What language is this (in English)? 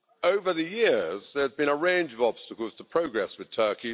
English